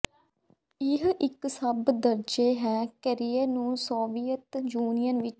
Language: Punjabi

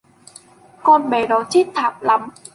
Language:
Vietnamese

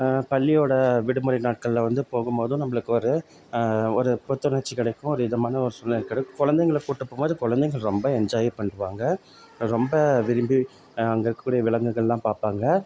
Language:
Tamil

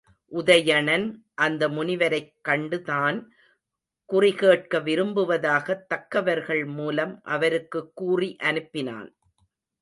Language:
Tamil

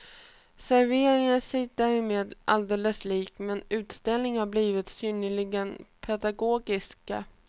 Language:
Swedish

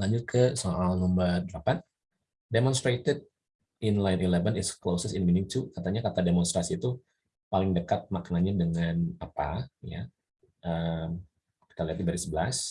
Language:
Indonesian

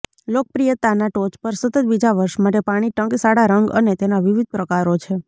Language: Gujarati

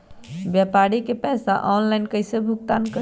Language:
Magahi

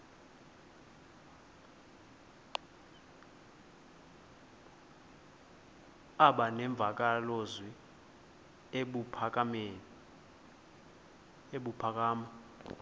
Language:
Xhosa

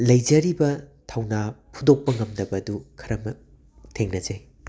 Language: Manipuri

